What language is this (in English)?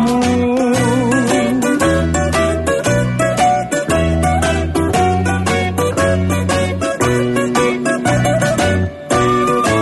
Greek